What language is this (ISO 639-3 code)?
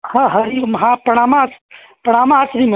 san